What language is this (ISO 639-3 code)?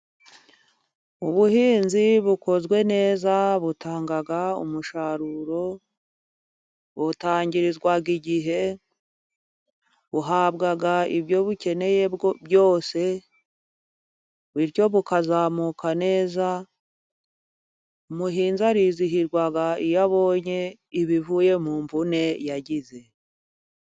kin